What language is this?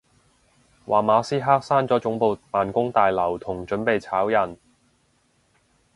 Cantonese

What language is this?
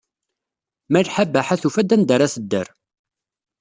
Kabyle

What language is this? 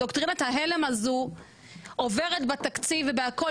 Hebrew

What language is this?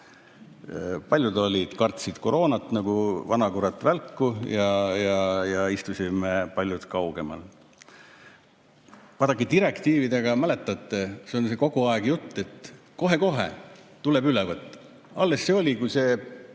Estonian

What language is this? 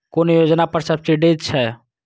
Maithili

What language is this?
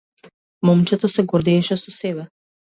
Macedonian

